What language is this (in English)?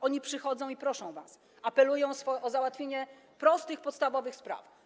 Polish